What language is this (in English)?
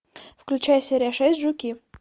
Russian